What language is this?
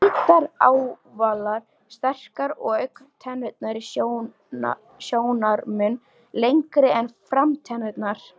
Icelandic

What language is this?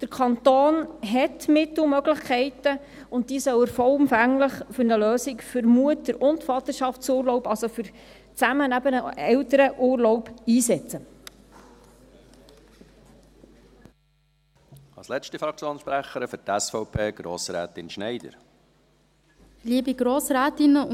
Swiss German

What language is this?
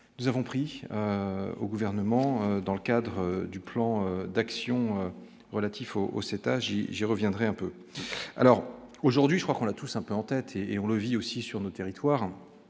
French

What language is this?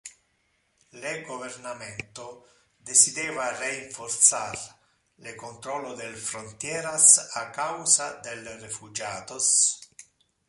Interlingua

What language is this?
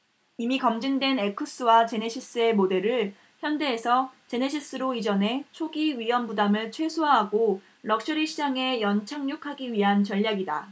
Korean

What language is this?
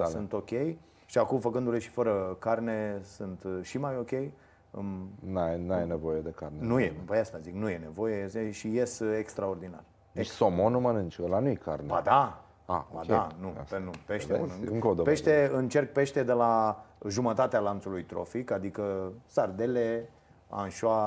Romanian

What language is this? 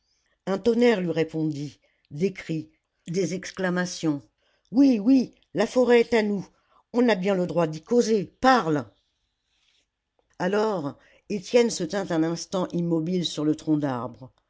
French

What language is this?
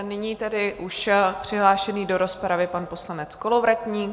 Czech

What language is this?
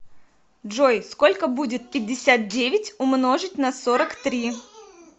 Russian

